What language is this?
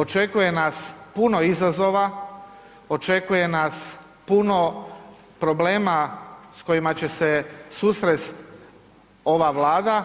Croatian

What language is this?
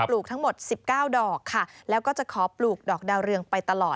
Thai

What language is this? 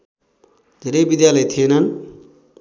Nepali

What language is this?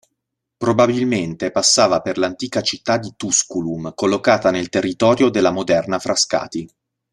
Italian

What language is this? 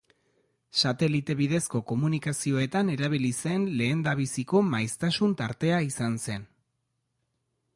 Basque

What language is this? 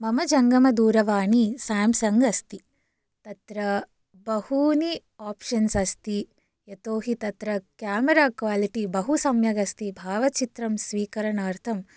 Sanskrit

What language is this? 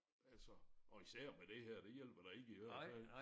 Danish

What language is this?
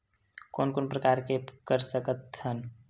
Chhattisgarhi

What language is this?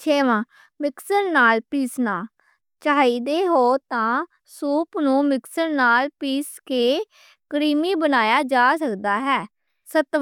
Western Panjabi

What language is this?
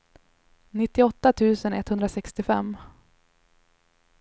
Swedish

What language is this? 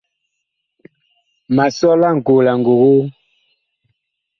Bakoko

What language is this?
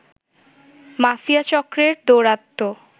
Bangla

